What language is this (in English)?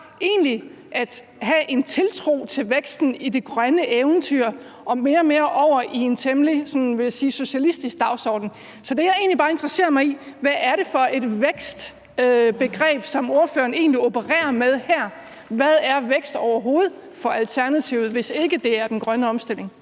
Danish